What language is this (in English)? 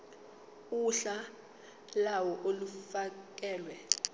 Zulu